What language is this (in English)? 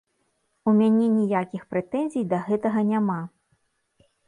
Belarusian